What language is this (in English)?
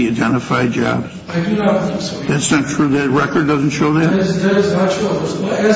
English